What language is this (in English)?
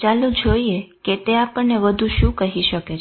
Gujarati